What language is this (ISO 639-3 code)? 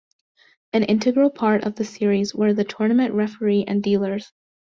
eng